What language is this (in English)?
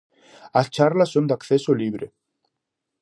Galician